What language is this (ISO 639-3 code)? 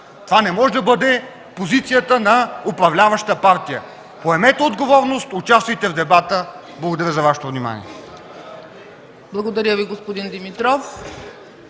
bul